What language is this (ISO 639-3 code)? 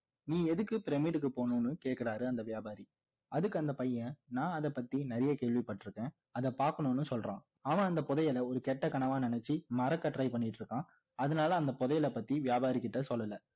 tam